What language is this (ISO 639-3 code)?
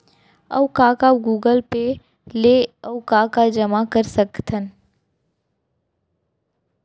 hne